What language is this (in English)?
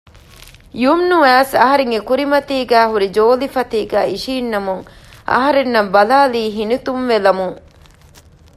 Divehi